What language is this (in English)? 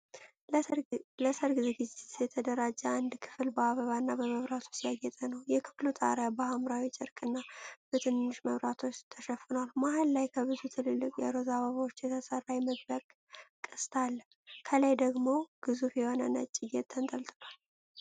Amharic